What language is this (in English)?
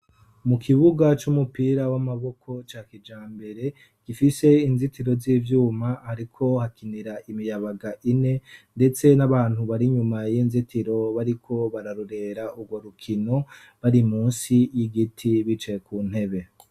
Rundi